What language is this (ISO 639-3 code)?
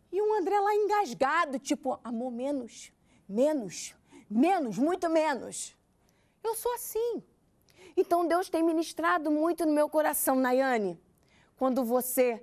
por